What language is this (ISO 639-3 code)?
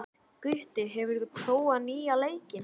isl